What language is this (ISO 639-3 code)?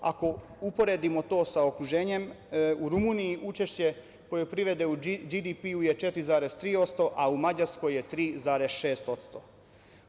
srp